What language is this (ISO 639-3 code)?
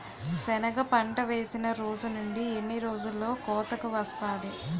tel